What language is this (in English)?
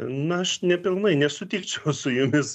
Lithuanian